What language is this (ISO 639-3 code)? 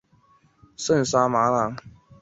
zho